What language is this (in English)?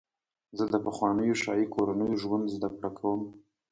Pashto